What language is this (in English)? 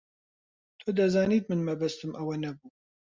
Central Kurdish